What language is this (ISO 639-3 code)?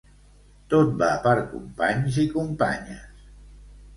cat